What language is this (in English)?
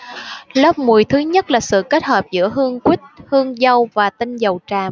Vietnamese